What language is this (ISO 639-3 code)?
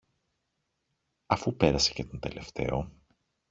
ell